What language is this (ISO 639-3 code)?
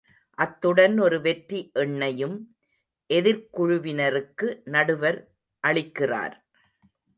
tam